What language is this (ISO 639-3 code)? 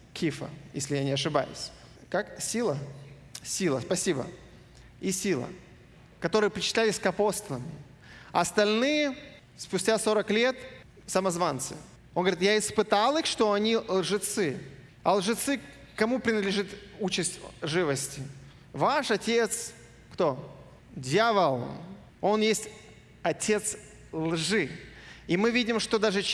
rus